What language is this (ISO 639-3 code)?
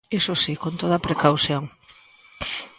glg